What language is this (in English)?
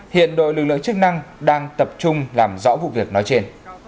Vietnamese